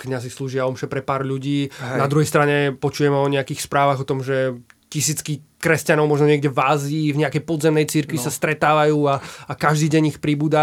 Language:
Slovak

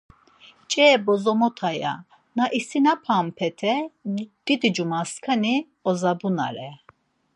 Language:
Laz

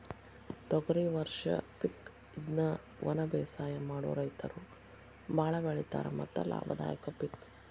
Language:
Kannada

